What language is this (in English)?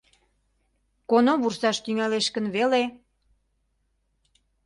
Mari